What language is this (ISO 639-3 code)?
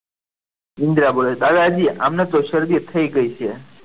guj